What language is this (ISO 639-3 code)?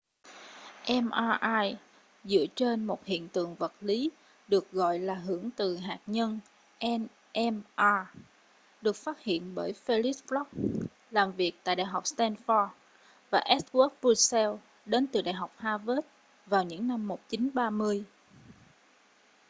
vie